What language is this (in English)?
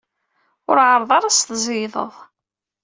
Kabyle